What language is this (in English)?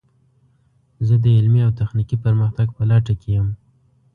Pashto